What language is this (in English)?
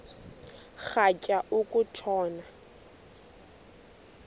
Xhosa